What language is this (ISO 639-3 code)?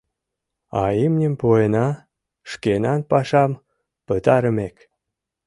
chm